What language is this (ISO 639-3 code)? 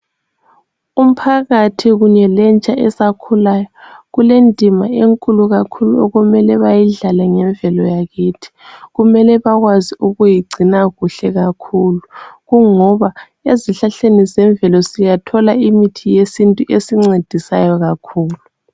nde